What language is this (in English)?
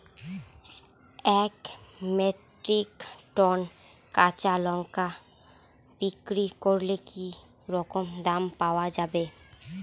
Bangla